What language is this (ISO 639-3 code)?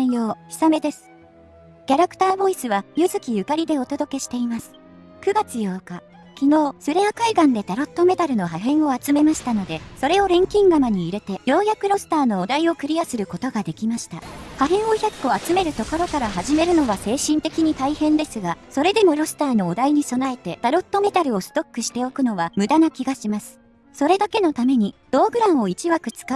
jpn